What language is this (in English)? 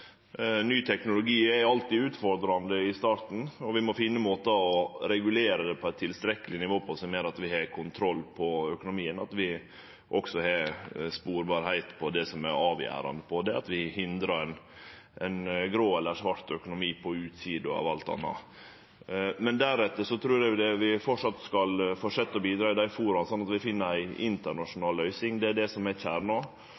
Norwegian Nynorsk